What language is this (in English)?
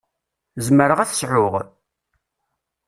Kabyle